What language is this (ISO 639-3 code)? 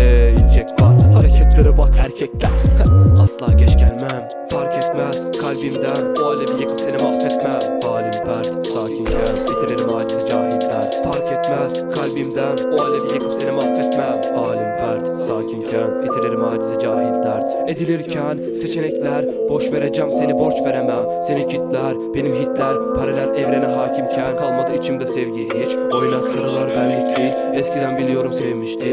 tur